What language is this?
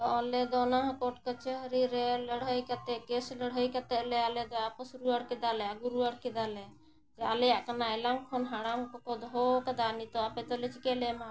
Santali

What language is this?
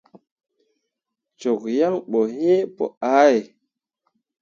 Mundang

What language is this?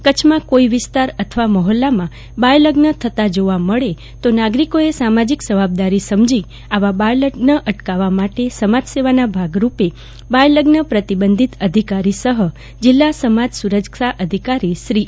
Gujarati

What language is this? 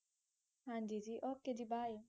Punjabi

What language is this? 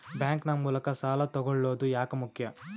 Kannada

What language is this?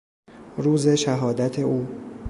Persian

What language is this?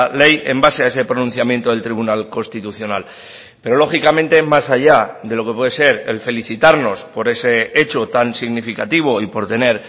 Spanish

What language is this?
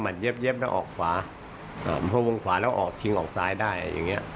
Thai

